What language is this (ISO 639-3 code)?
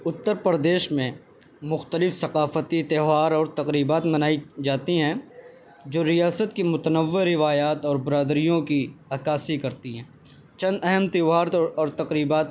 urd